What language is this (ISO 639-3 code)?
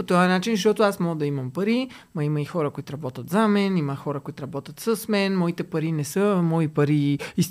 bul